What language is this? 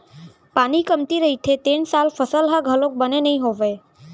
Chhattisgarhi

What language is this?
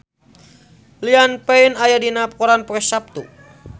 Sundanese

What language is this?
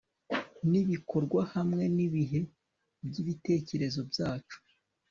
Kinyarwanda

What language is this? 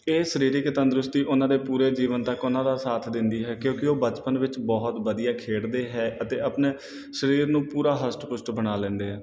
Punjabi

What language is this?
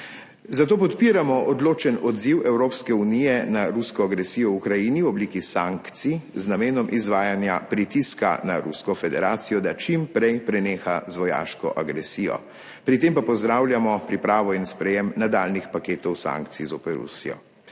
Slovenian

